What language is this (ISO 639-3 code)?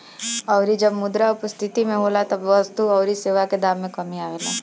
bho